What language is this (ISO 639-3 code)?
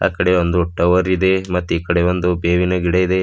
kan